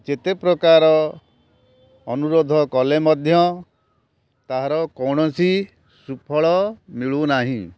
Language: Odia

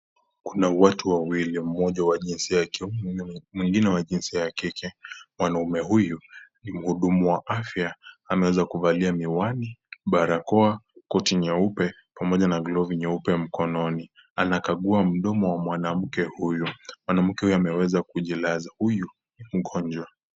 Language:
Swahili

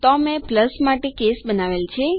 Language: Gujarati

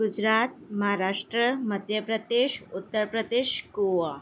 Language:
Sindhi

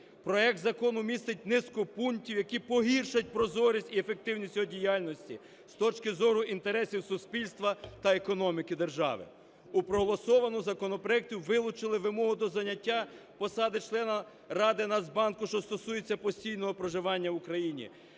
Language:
Ukrainian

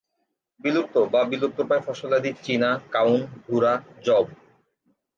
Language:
Bangla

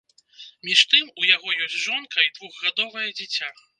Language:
Belarusian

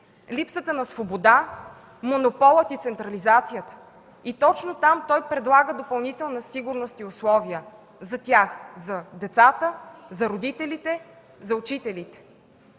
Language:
Bulgarian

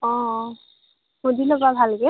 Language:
Assamese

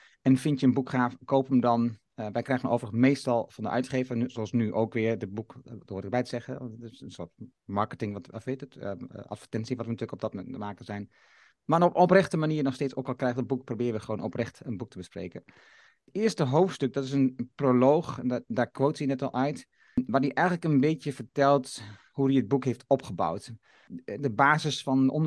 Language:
Dutch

